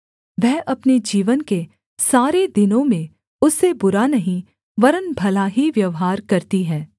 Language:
Hindi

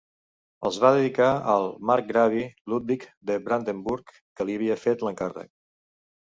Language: Catalan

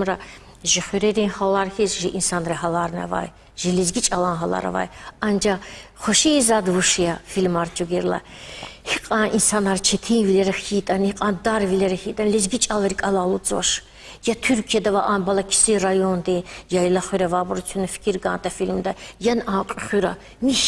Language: Russian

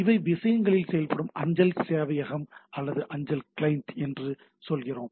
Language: Tamil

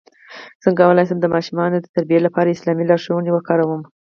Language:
Pashto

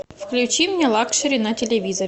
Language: Russian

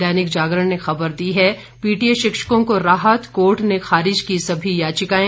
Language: Hindi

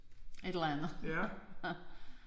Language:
Danish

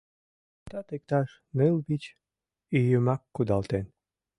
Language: Mari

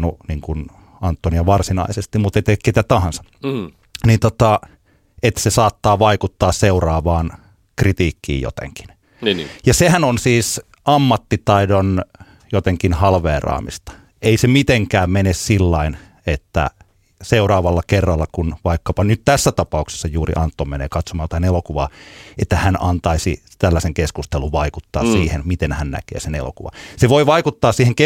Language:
Finnish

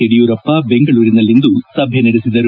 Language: Kannada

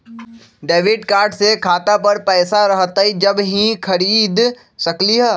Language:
Magahi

